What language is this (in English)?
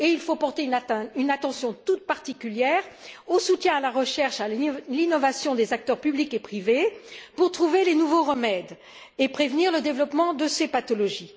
French